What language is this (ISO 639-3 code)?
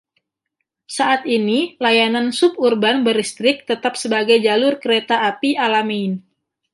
ind